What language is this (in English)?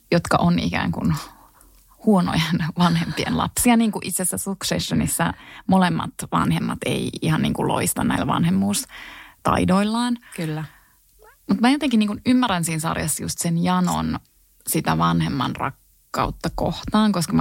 Finnish